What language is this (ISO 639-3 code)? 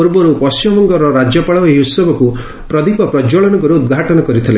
ori